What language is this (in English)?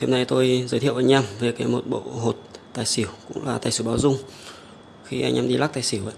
Vietnamese